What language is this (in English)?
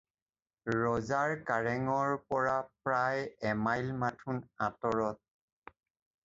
Assamese